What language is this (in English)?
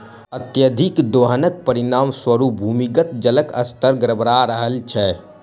Maithili